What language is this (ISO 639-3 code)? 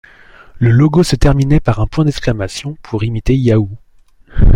fra